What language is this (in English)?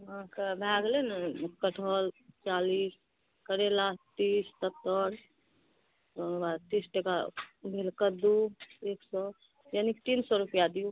Maithili